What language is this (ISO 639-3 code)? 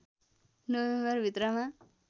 nep